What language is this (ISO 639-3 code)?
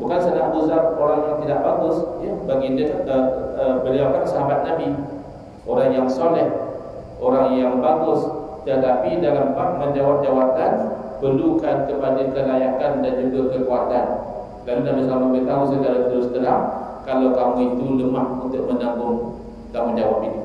msa